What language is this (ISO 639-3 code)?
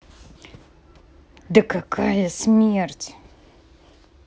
rus